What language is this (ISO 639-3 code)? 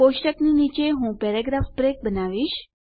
guj